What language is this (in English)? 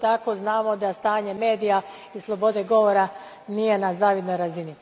Croatian